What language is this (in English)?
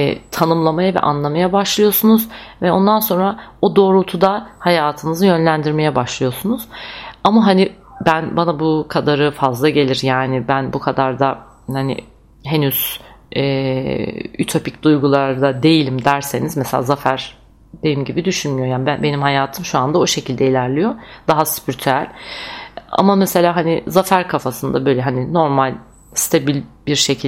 Turkish